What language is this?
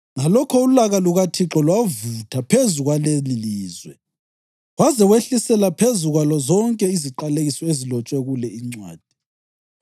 North Ndebele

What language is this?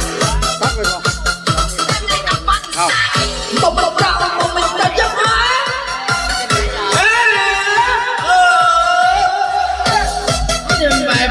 Vietnamese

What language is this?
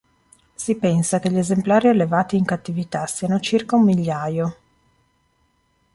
Italian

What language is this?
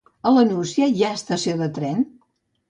Catalan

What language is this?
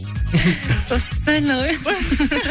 Kazakh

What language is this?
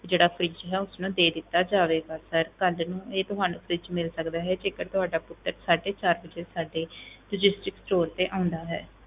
Punjabi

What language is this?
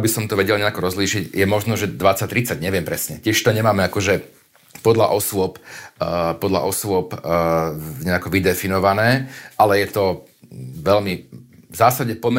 Slovak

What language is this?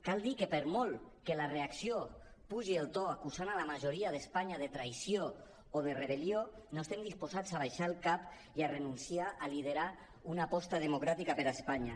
Catalan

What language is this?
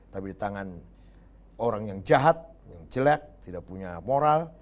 Indonesian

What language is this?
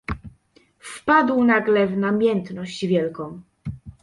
Polish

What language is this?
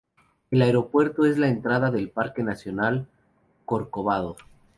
Spanish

